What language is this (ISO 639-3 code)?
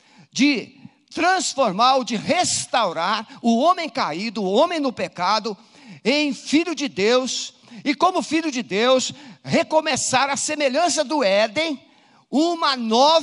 por